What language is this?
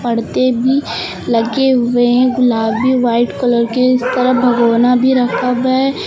Hindi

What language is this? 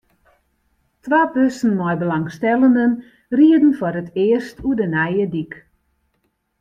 Western Frisian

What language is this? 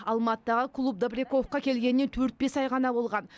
Kazakh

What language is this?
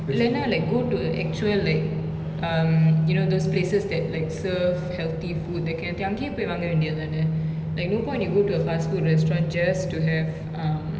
English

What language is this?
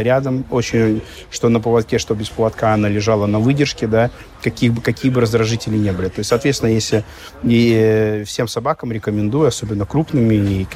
Russian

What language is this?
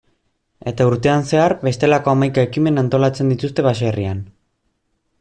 Basque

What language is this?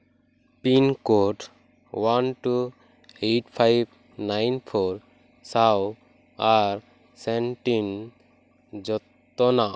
Santali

